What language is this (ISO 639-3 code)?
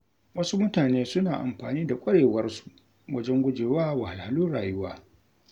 hau